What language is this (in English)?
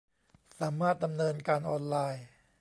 Thai